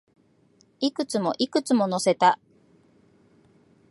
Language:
Japanese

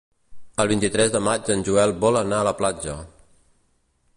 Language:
Catalan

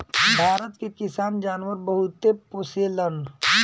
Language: Bhojpuri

